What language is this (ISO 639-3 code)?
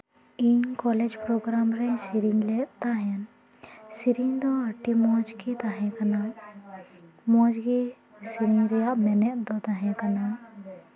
sat